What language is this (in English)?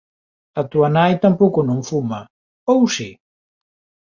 Galician